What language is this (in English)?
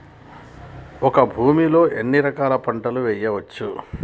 Telugu